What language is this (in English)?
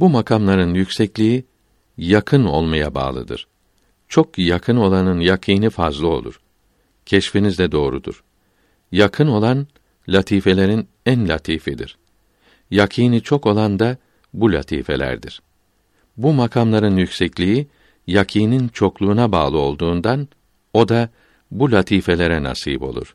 Turkish